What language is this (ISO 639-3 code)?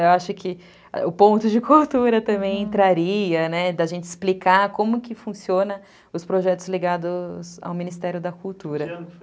por